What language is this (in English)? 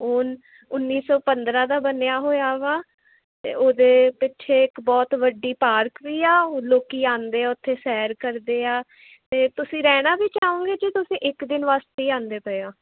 Punjabi